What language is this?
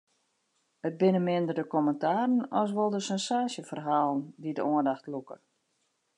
Western Frisian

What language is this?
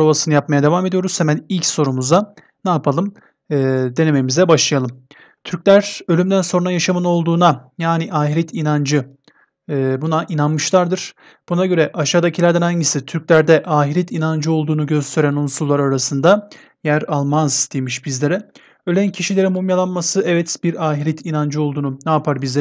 Turkish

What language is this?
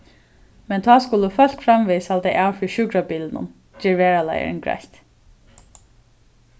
Faroese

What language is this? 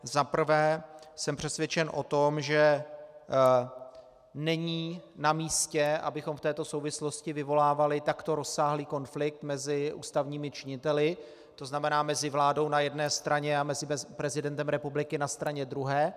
Czech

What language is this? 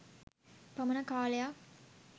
Sinhala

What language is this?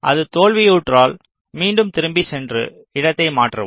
Tamil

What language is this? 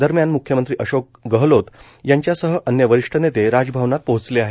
Marathi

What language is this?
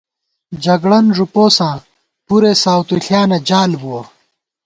Gawar-Bati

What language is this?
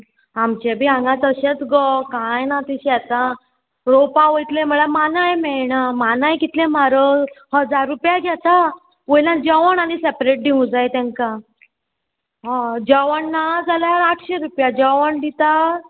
Konkani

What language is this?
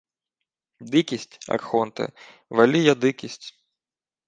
Ukrainian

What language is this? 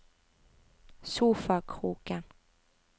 Norwegian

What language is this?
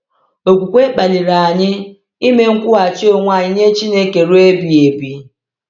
Igbo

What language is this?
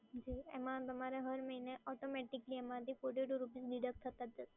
Gujarati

